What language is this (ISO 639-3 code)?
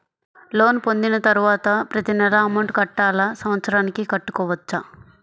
tel